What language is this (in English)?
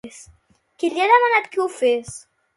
Catalan